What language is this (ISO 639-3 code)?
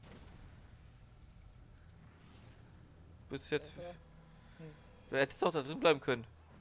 deu